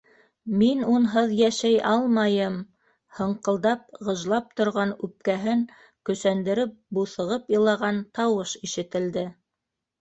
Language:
Bashkir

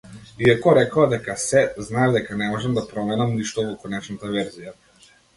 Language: Macedonian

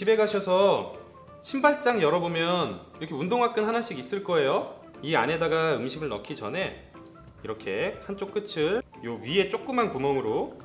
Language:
Korean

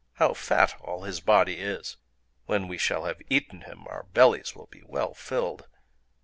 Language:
English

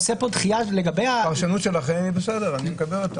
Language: Hebrew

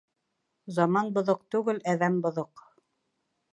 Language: Bashkir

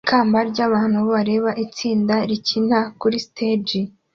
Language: Kinyarwanda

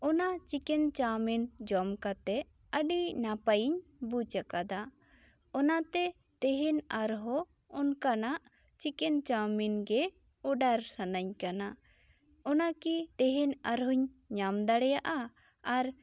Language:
Santali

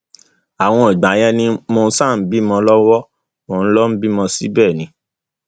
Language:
Yoruba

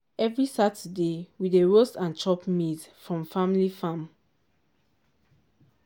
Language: Nigerian Pidgin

